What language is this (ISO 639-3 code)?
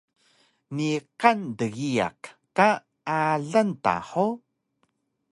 trv